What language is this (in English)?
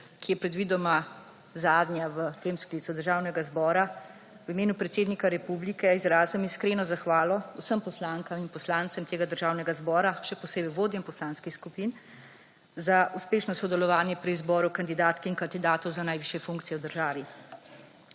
Slovenian